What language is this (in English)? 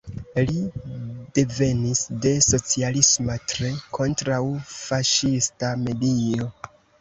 Esperanto